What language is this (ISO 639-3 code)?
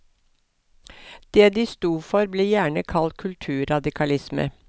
nor